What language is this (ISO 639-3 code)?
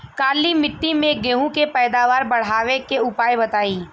bho